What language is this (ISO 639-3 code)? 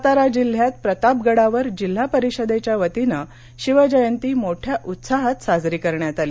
mar